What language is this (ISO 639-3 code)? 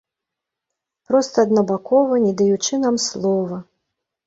bel